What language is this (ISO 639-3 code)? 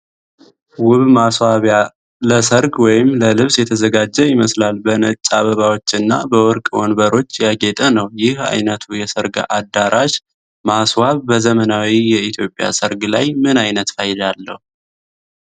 amh